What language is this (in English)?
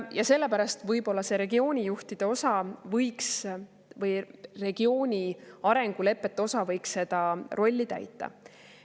Estonian